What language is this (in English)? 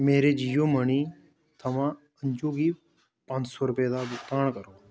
Dogri